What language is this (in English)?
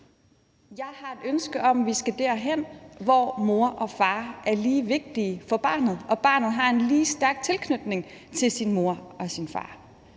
Danish